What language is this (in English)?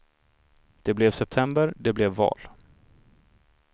Swedish